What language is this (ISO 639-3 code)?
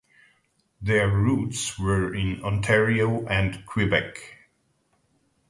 eng